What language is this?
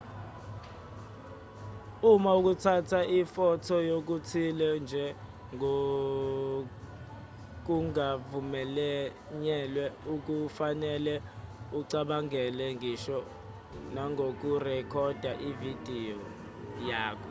Zulu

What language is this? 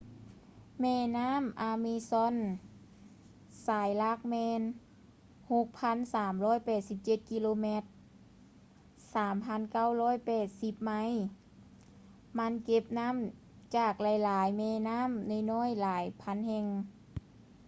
Lao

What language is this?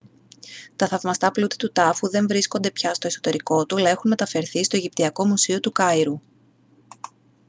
Greek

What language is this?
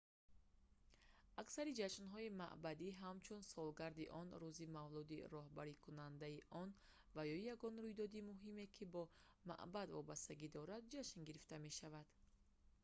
Tajik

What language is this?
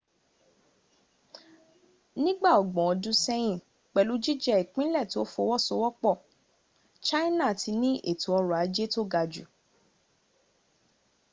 Yoruba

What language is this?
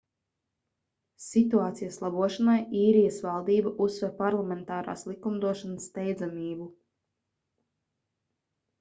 Latvian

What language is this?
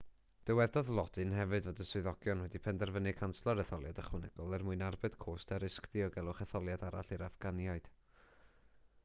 Welsh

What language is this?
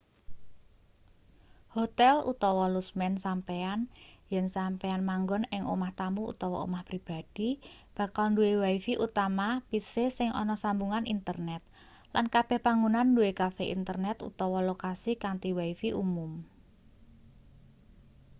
Javanese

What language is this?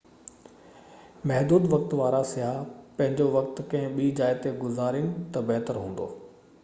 Sindhi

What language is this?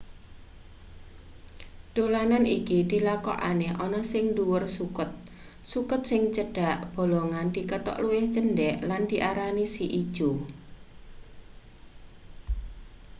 Javanese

